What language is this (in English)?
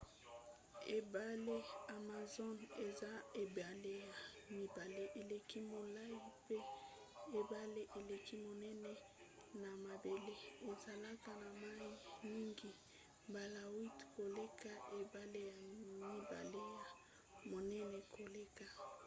Lingala